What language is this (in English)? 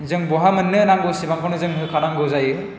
Bodo